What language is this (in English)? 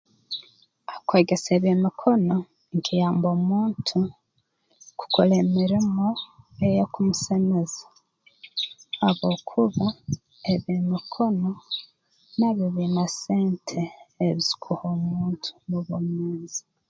Tooro